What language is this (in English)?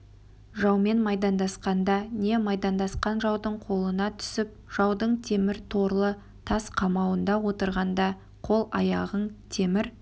Kazakh